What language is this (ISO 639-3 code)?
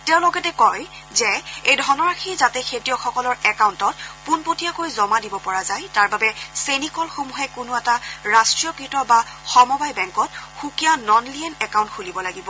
asm